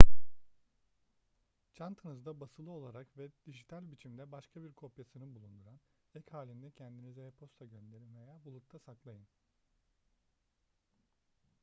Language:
Turkish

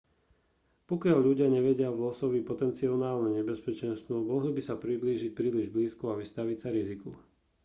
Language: Slovak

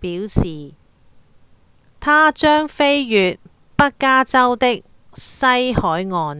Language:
Cantonese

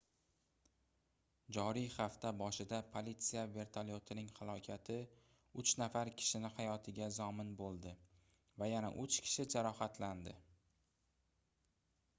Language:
Uzbek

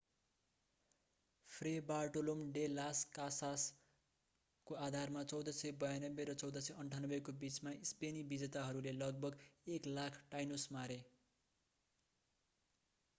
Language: Nepali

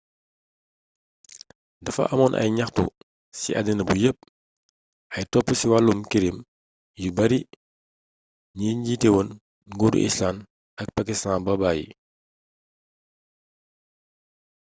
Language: Wolof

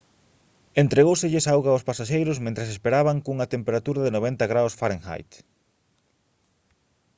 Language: Galician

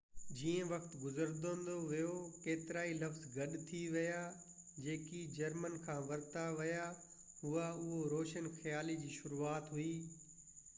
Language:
Sindhi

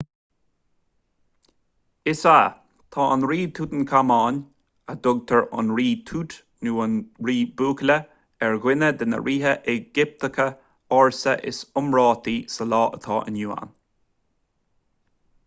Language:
Irish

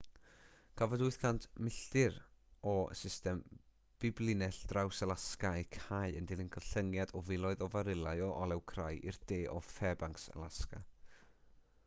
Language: Welsh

